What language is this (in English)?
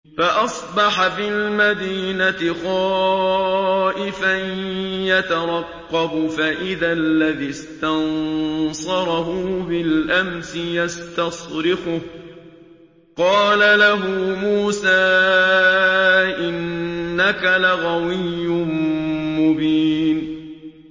Arabic